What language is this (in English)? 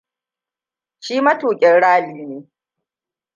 Hausa